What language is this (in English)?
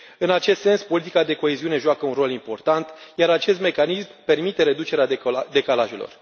Romanian